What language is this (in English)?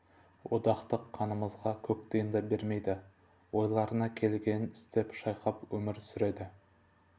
Kazakh